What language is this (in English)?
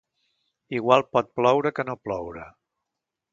Catalan